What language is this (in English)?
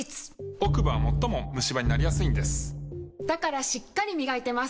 Japanese